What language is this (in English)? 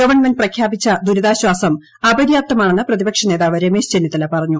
Malayalam